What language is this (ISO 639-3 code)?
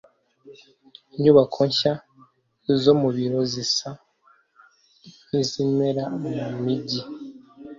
kin